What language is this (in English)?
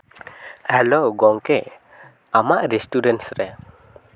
Santali